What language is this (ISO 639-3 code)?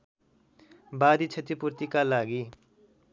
nep